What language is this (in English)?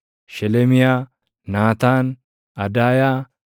Oromo